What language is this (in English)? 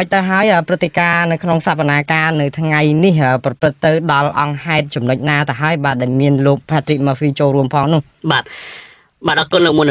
Thai